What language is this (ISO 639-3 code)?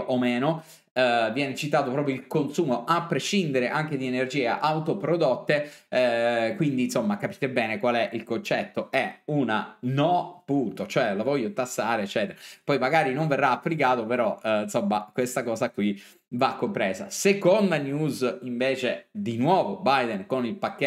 ita